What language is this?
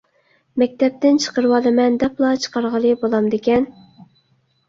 Uyghur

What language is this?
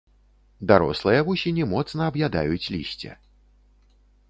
Belarusian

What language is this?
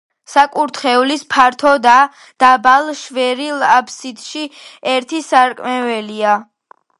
Georgian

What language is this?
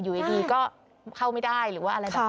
Thai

